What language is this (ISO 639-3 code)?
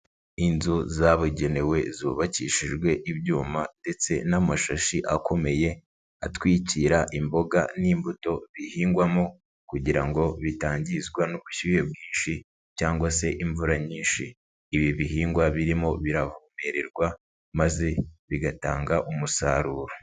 kin